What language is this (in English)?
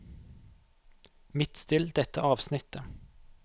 Norwegian